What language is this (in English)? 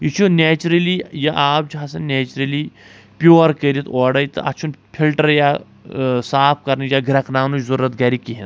Kashmiri